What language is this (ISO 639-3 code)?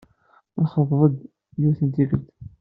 kab